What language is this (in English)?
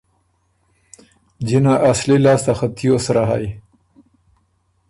Ormuri